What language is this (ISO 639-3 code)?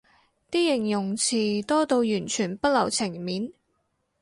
yue